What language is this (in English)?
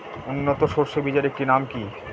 Bangla